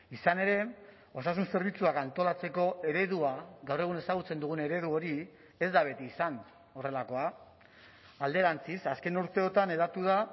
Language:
Basque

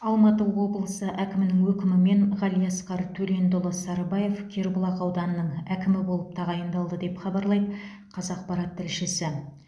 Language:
Kazakh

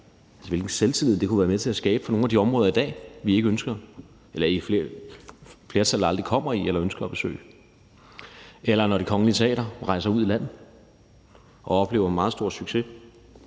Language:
Danish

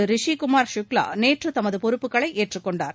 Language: Tamil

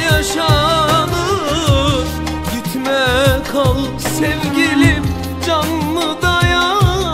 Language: Turkish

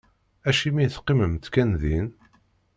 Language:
Kabyle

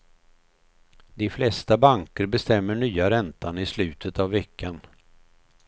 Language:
Swedish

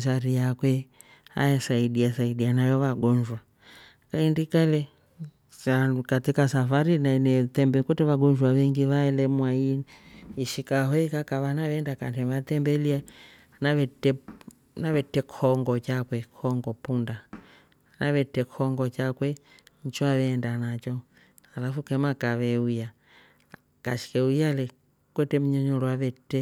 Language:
Rombo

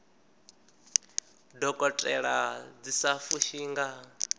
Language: Venda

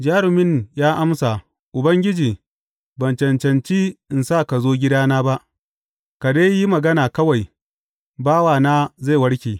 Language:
Hausa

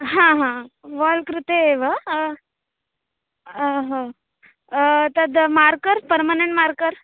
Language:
Sanskrit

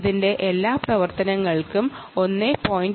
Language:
Malayalam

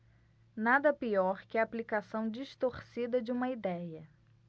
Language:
Portuguese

